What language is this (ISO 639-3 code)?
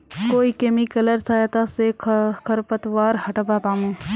mag